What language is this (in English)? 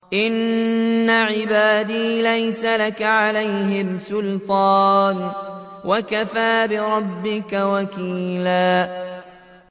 Arabic